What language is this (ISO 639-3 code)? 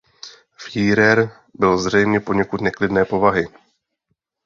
ces